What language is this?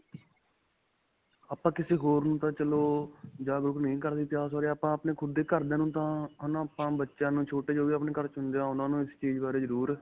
Punjabi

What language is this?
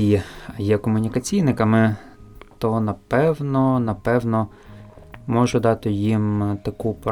Ukrainian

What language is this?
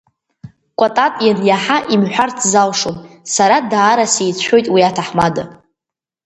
Abkhazian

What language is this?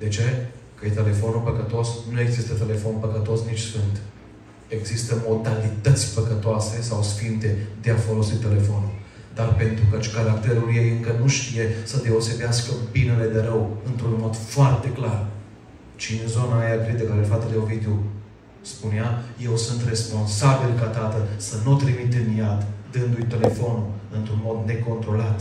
Romanian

